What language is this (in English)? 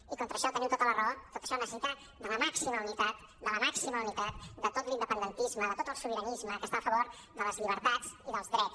Catalan